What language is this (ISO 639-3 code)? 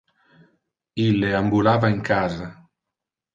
ina